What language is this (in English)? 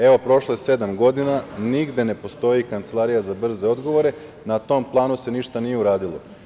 Serbian